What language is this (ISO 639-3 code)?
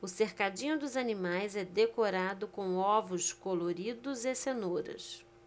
por